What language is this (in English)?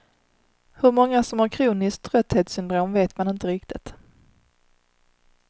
Swedish